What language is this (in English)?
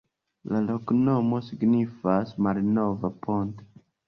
Esperanto